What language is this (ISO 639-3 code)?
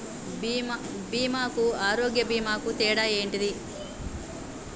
tel